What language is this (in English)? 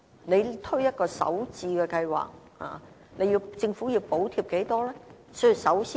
Cantonese